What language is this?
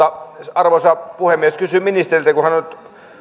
Finnish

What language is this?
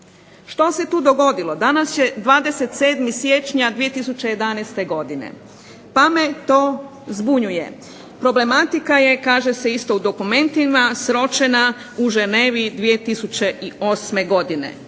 Croatian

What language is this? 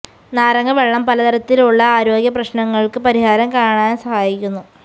Malayalam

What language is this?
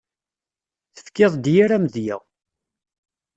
Kabyle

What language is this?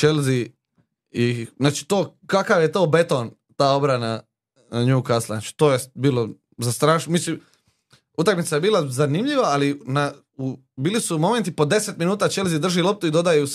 Croatian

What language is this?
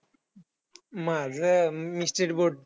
Marathi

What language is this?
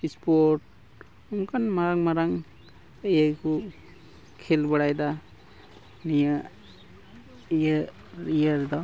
Santali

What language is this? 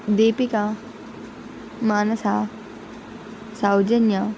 Telugu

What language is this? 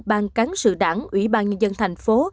Vietnamese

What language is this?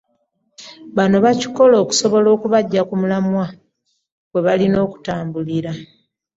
Ganda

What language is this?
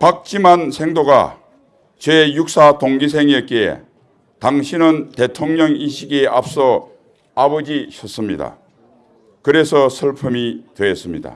Korean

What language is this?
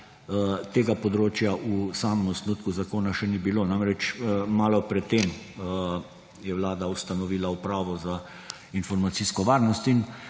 Slovenian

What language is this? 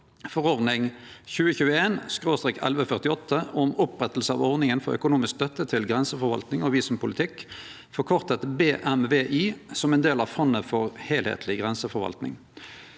Norwegian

